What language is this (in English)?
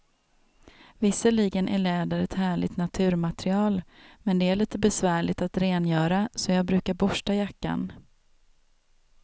Swedish